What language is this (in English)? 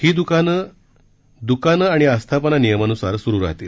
Marathi